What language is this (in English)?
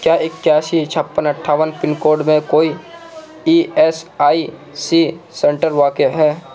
Urdu